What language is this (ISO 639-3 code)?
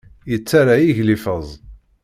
kab